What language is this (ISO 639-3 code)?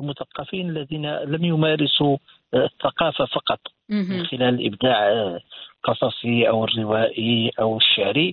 ara